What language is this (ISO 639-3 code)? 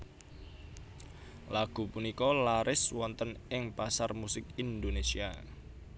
jav